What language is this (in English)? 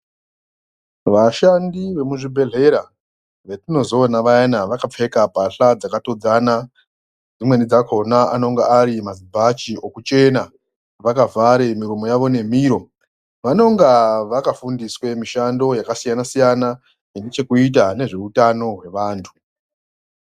Ndau